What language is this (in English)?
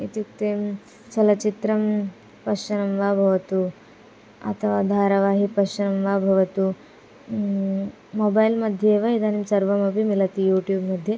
Sanskrit